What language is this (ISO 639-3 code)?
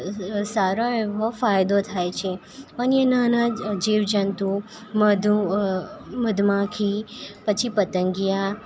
guj